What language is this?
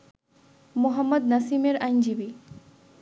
Bangla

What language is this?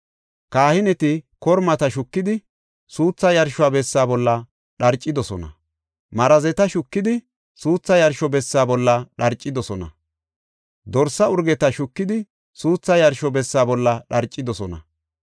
Gofa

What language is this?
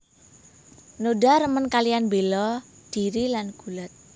Javanese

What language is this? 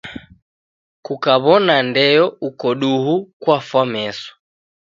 Taita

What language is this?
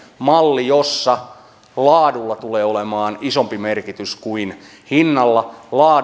Finnish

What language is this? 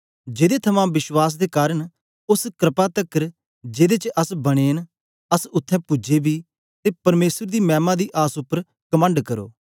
Dogri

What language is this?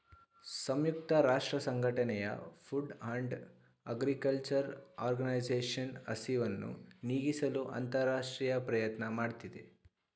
Kannada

